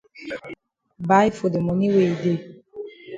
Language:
Cameroon Pidgin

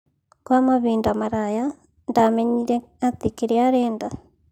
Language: Kikuyu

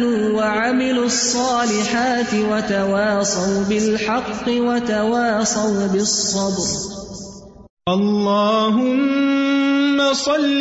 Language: Urdu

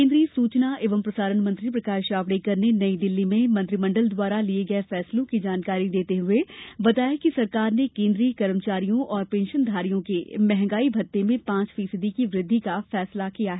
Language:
Hindi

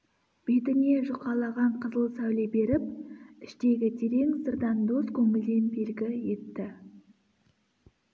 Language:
Kazakh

